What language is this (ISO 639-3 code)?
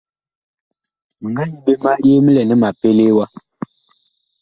bkh